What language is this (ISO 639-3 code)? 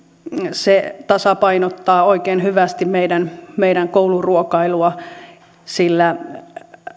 fin